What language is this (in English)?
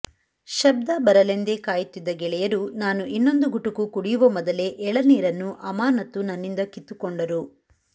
Kannada